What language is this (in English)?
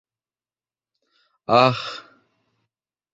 Bashkir